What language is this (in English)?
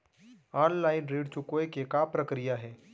Chhattisgarhi